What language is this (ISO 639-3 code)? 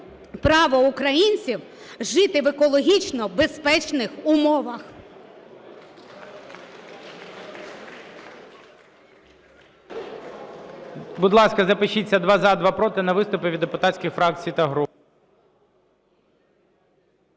ukr